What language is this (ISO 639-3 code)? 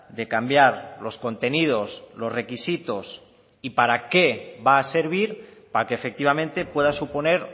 spa